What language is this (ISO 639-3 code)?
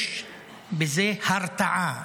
heb